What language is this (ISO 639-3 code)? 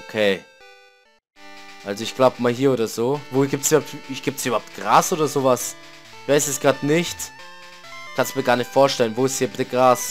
deu